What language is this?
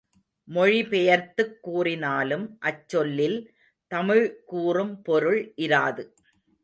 Tamil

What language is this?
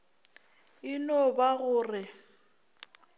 Northern Sotho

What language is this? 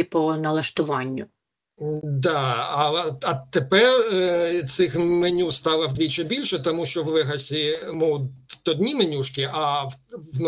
Ukrainian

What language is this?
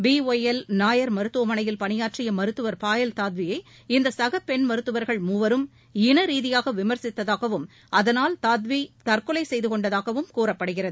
Tamil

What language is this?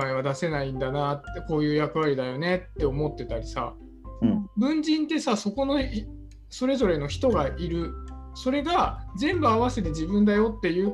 Japanese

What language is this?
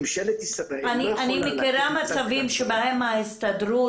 Hebrew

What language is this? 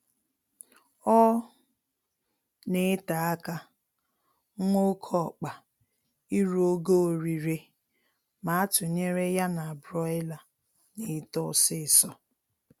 Igbo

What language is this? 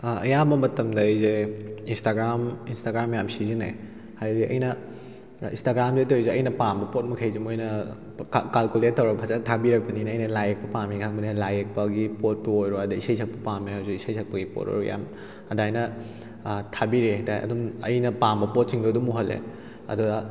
Manipuri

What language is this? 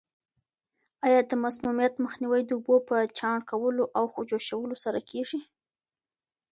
Pashto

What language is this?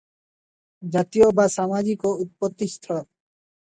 Odia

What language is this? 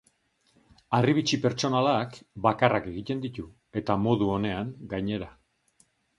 Basque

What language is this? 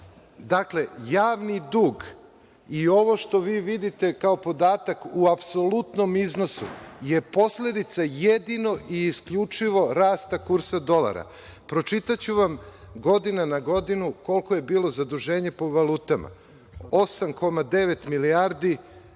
Serbian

